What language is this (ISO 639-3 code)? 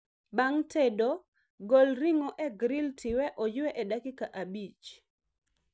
luo